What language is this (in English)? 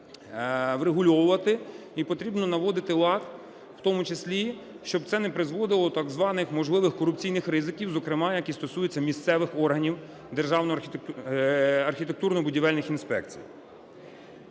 Ukrainian